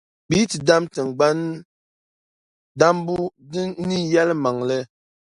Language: Dagbani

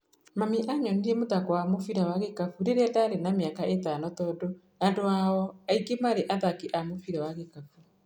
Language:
Kikuyu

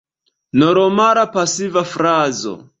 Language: Esperanto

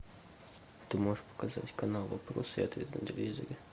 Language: Russian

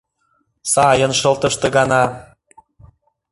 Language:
Mari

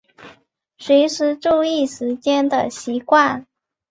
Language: Chinese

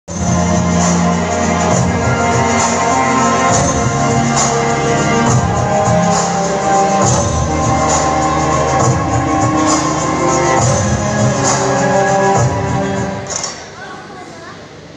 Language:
Indonesian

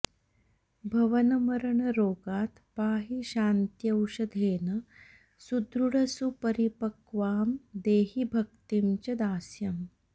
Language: Sanskrit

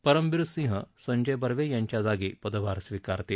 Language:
Marathi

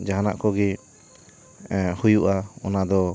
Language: Santali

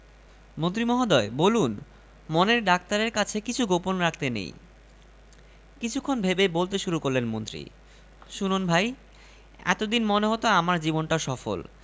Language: Bangla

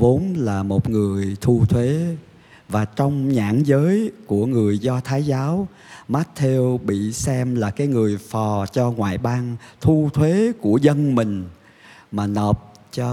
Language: Vietnamese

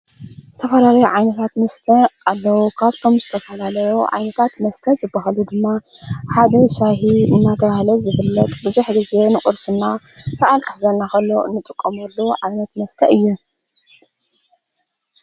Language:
Tigrinya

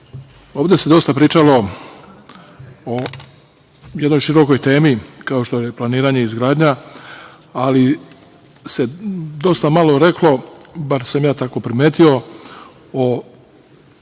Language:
Serbian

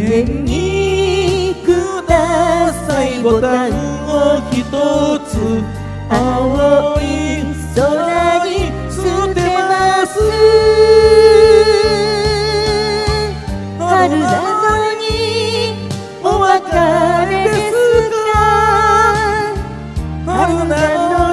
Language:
Indonesian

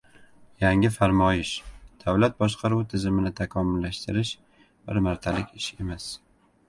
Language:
Uzbek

